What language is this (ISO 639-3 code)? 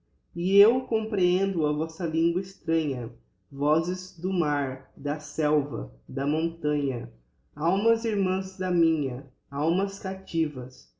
por